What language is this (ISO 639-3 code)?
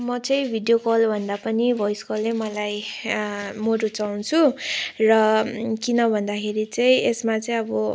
nep